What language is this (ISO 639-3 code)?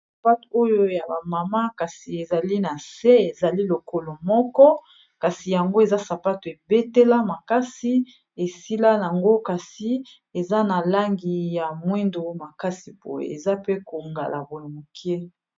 lin